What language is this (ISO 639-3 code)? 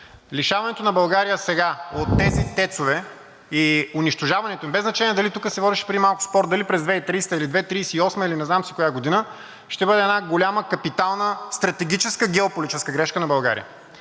bul